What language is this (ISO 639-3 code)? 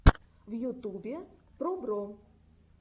rus